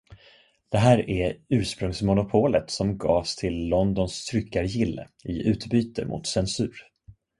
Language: Swedish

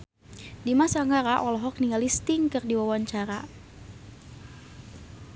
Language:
Sundanese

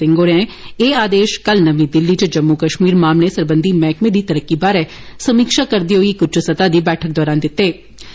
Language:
Dogri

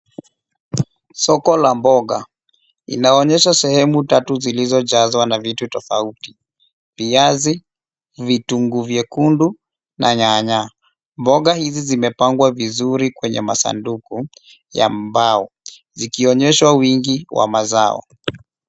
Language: Swahili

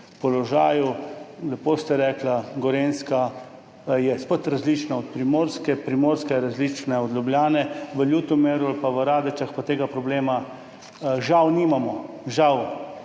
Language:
Slovenian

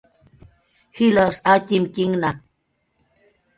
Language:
Jaqaru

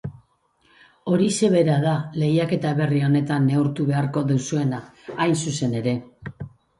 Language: Basque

